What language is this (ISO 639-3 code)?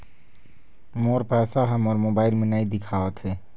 hne